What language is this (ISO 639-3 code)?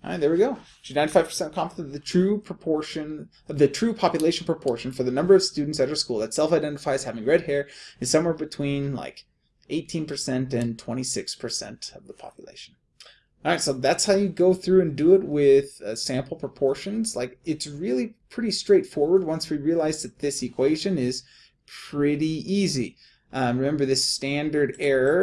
eng